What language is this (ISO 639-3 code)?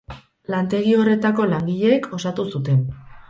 eus